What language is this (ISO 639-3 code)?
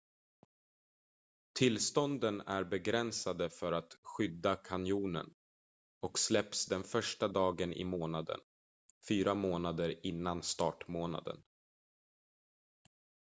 swe